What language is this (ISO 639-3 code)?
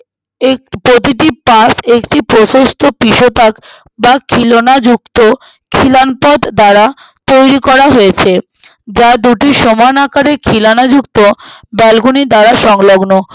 ben